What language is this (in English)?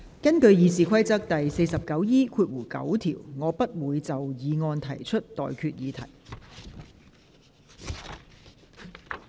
Cantonese